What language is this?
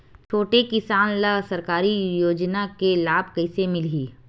Chhattisgarhi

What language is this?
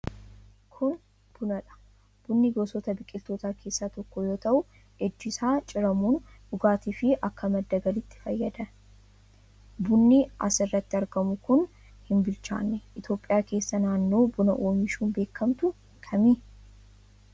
Oromo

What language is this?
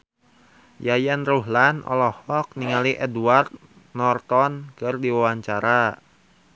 Sundanese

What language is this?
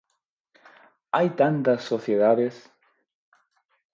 Galician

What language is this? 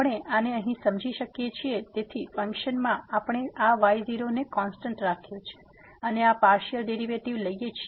Gujarati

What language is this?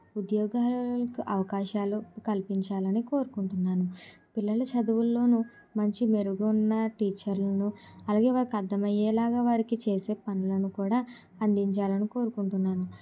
Telugu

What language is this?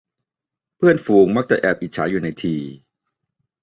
Thai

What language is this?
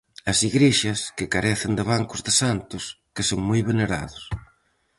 Galician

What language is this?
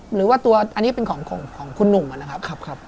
Thai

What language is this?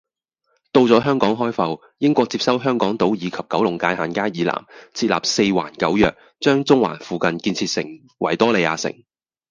Cantonese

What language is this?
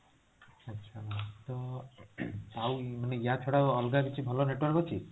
Odia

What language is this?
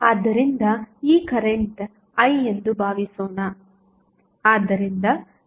Kannada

